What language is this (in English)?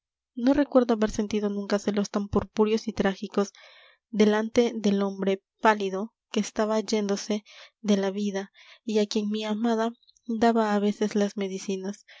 Spanish